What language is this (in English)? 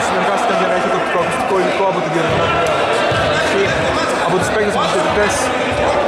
Greek